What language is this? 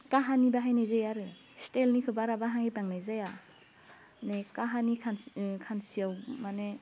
Bodo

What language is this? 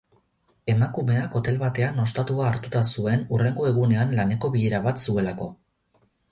Basque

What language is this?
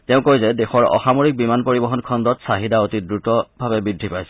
Assamese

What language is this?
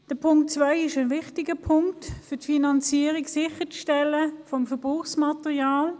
Swiss German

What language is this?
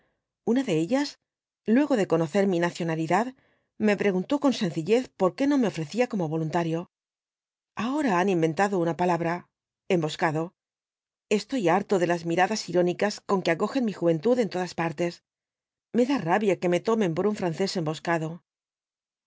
Spanish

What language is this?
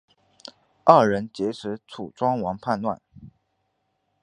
Chinese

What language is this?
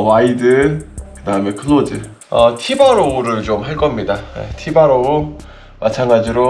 Korean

